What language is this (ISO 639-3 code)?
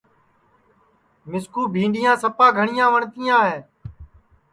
ssi